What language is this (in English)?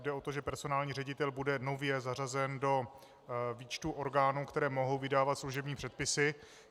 Czech